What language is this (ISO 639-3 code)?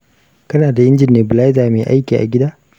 hau